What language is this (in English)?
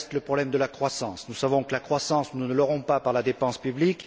French